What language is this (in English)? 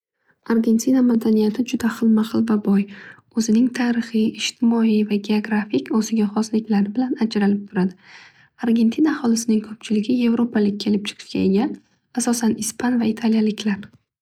Uzbek